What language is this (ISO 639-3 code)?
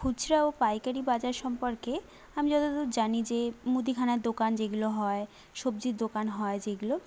ben